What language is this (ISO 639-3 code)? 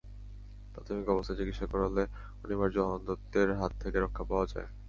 ben